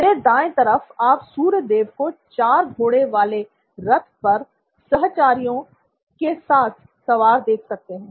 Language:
Hindi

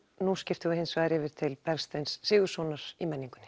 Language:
Icelandic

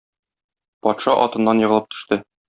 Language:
Tatar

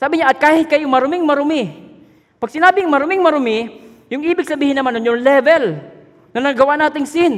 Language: Filipino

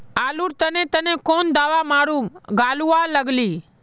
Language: Magahi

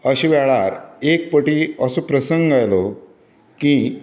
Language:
Konkani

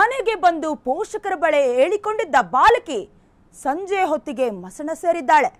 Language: Kannada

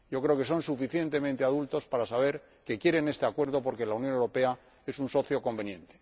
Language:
Spanish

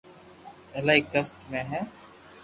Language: Loarki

